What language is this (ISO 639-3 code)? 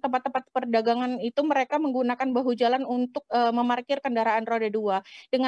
ind